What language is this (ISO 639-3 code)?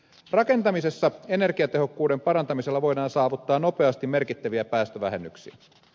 fin